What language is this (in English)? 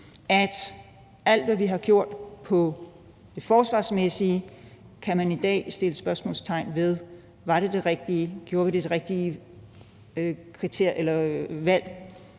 Danish